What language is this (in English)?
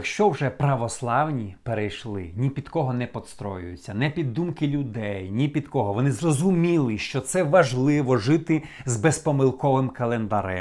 Ukrainian